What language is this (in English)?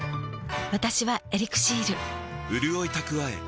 Japanese